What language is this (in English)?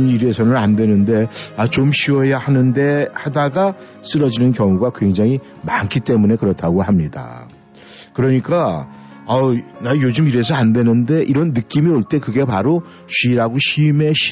Korean